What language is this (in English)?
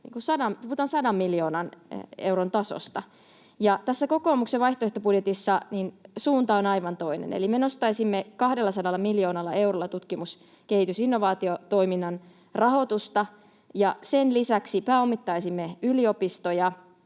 Finnish